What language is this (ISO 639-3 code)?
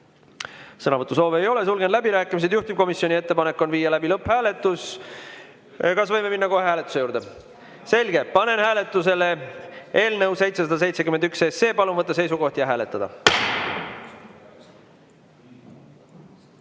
est